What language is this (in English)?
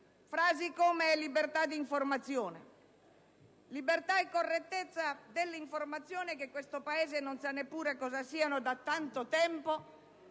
Italian